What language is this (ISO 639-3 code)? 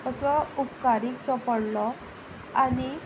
kok